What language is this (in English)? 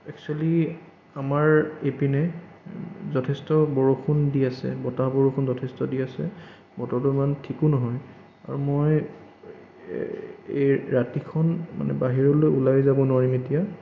Assamese